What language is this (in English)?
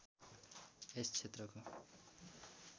Nepali